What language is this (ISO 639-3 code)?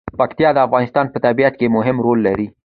pus